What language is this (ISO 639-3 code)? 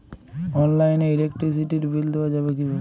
ben